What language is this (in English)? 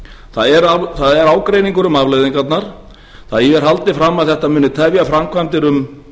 Icelandic